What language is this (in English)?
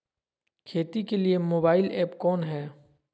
Magahi